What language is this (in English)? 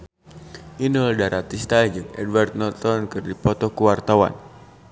Sundanese